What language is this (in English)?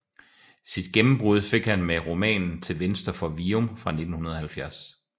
Danish